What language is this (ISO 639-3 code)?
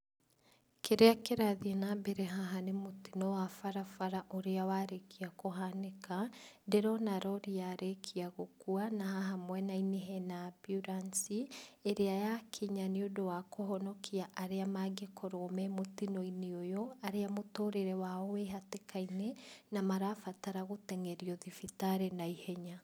kik